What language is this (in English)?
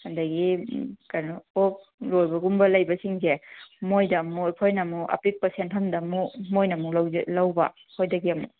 Manipuri